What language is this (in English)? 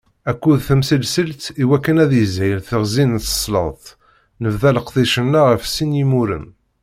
Kabyle